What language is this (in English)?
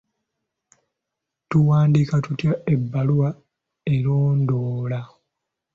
Ganda